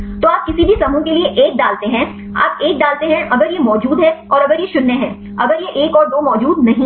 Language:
Hindi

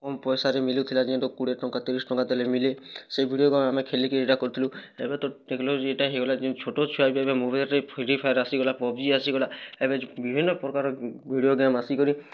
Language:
Odia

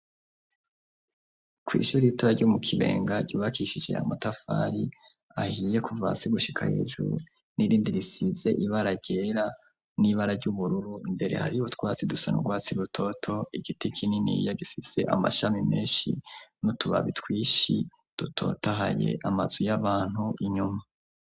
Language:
Rundi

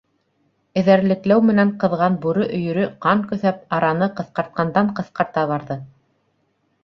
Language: Bashkir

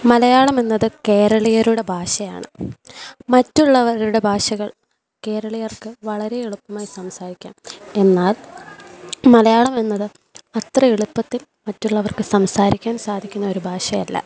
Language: Malayalam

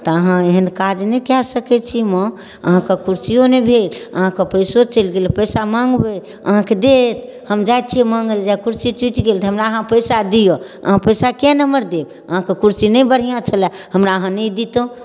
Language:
Maithili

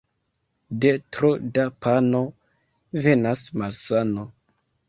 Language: Esperanto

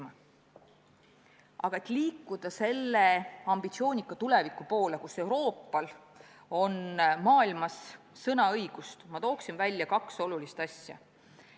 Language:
Estonian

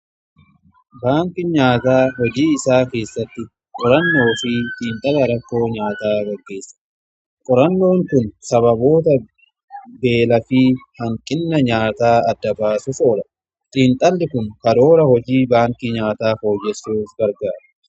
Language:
Oromo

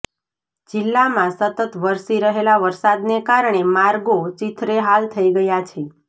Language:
Gujarati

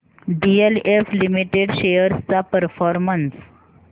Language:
Marathi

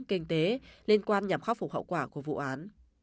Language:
Vietnamese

